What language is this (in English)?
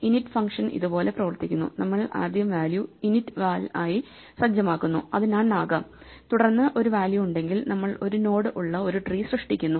Malayalam